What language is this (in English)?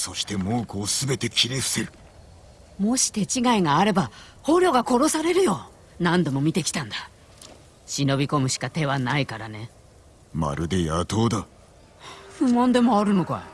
Japanese